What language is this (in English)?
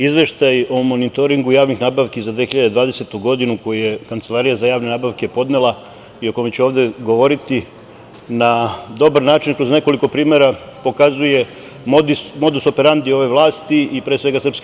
Serbian